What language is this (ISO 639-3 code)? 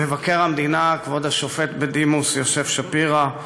heb